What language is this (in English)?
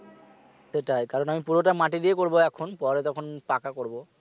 Bangla